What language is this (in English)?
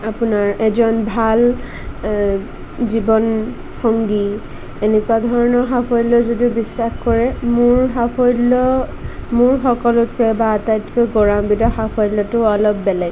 Assamese